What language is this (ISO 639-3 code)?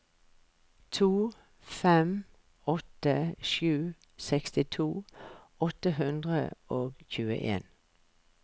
nor